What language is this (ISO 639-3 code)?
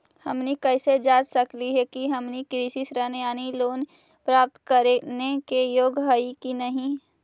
mag